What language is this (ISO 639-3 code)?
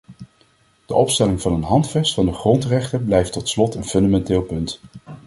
nld